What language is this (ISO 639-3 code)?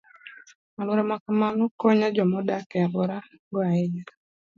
luo